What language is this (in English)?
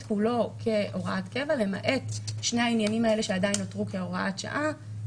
Hebrew